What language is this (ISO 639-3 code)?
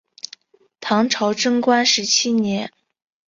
zho